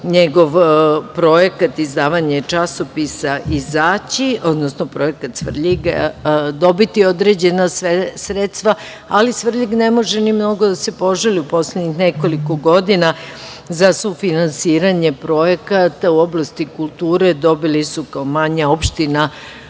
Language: Serbian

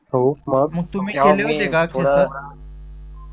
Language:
Marathi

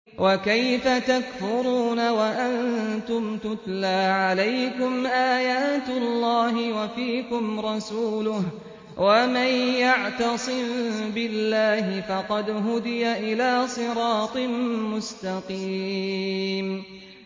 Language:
Arabic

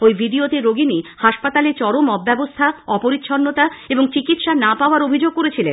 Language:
Bangla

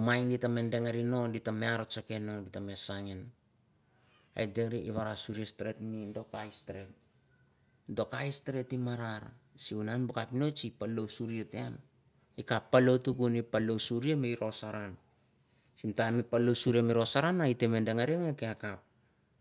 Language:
Mandara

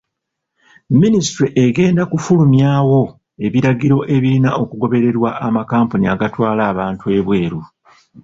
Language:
Ganda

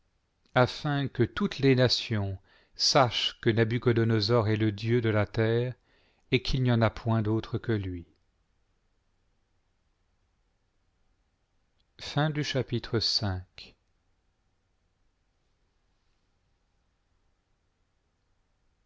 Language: French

